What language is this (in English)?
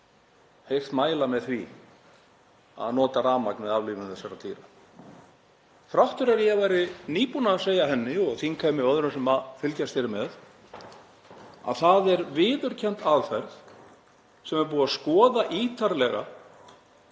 Icelandic